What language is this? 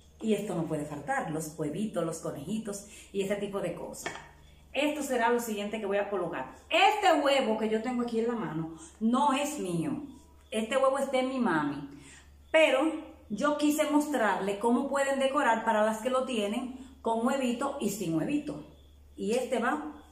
Spanish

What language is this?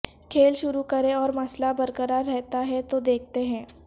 Urdu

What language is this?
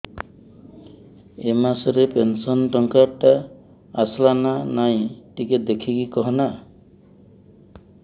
Odia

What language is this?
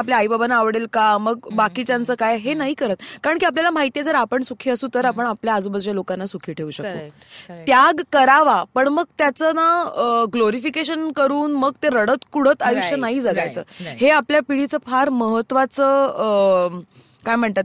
Marathi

